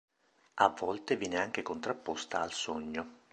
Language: Italian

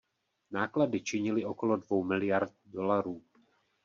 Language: Czech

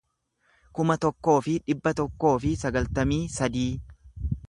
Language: Oromo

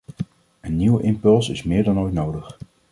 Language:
Dutch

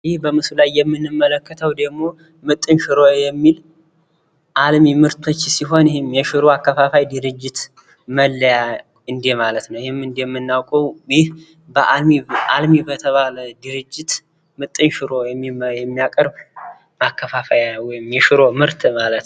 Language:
Amharic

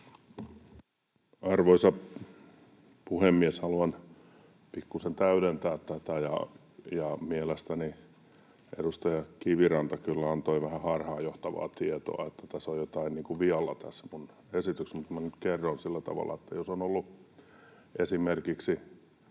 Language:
Finnish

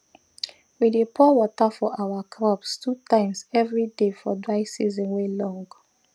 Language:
Nigerian Pidgin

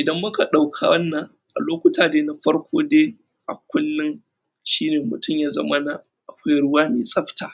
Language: Hausa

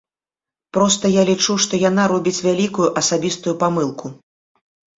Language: Belarusian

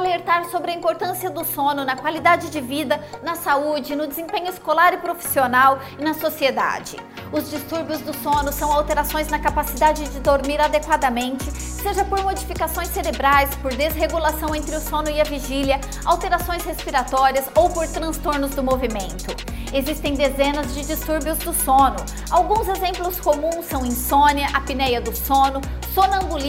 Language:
Portuguese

